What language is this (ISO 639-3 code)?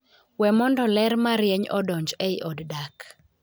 luo